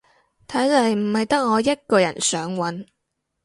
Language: Cantonese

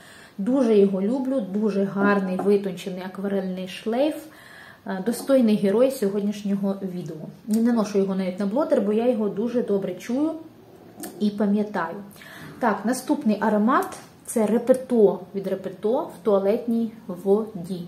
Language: Ukrainian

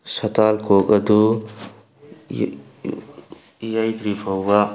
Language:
Manipuri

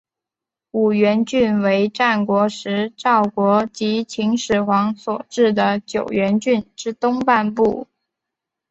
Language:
Chinese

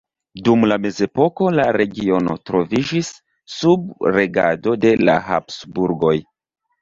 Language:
Esperanto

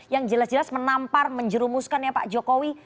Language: Indonesian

